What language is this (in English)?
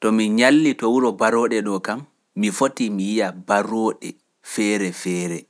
Pular